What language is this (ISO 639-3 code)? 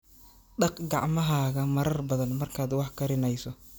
som